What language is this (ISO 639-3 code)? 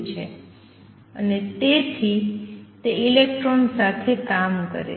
guj